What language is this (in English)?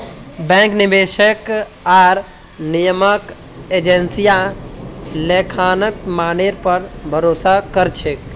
Magahi